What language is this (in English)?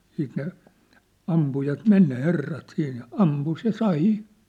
Finnish